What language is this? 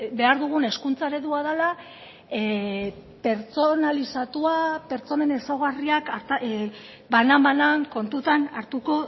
Basque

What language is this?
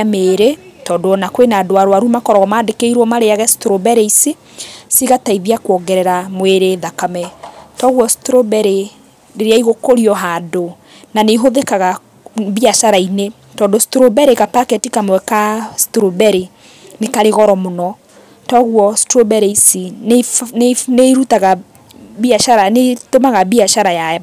Kikuyu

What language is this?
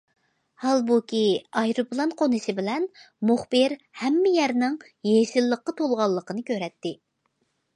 Uyghur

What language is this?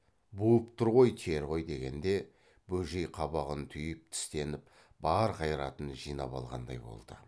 Kazakh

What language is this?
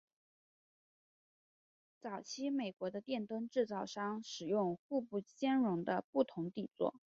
Chinese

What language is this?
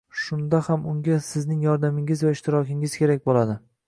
Uzbek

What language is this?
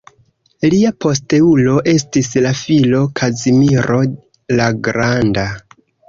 Esperanto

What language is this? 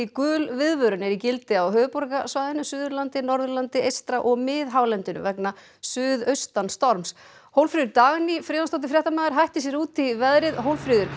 Icelandic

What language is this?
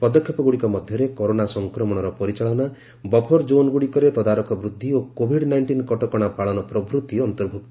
Odia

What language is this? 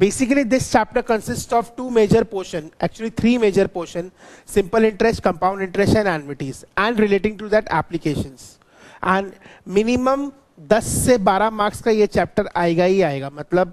Hindi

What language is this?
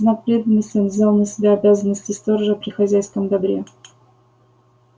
Russian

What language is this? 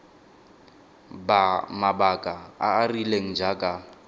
Tswana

